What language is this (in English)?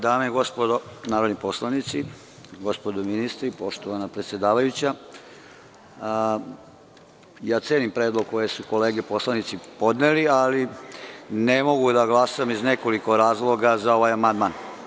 Serbian